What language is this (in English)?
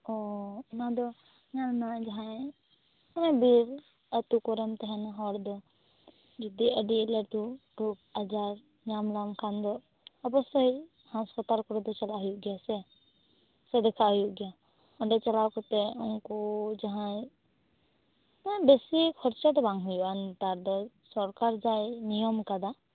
Santali